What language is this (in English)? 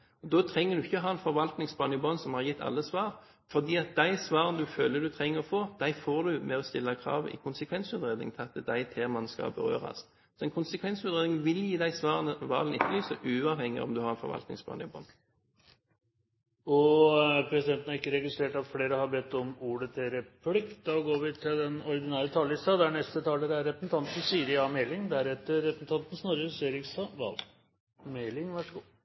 Norwegian